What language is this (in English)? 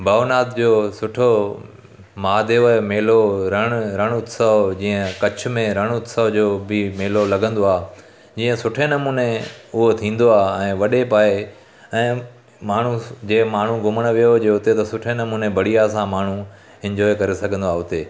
Sindhi